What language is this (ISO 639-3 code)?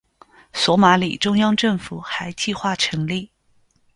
zho